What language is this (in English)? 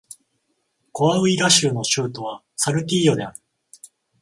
Japanese